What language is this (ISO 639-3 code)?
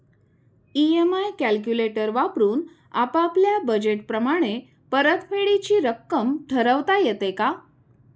mar